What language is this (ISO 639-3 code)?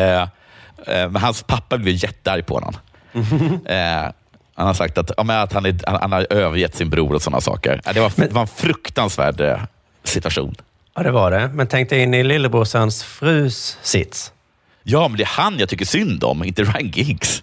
swe